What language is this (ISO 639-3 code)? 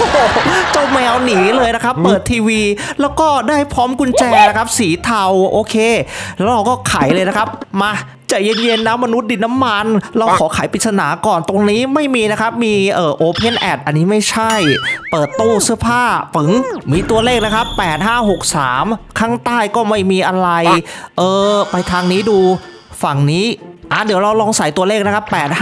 tha